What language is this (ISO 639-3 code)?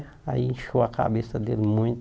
por